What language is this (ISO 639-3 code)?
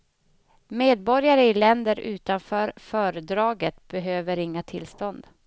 swe